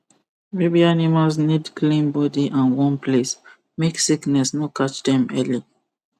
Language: Nigerian Pidgin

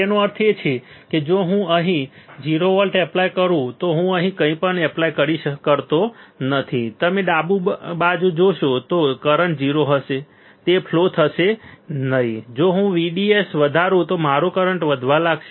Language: Gujarati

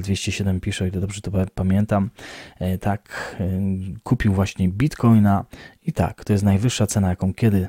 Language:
Polish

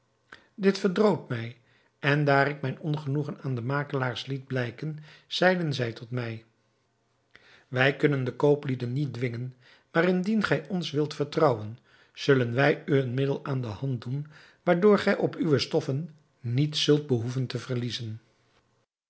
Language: Dutch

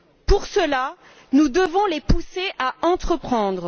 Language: French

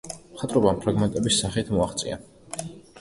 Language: Georgian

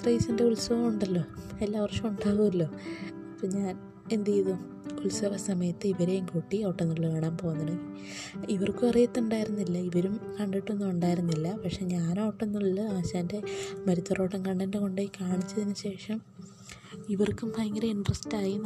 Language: Malayalam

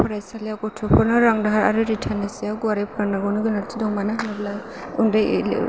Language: Bodo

